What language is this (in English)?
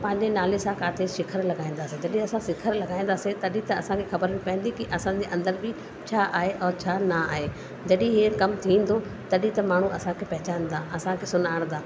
Sindhi